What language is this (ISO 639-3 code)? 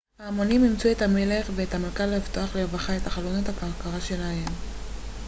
heb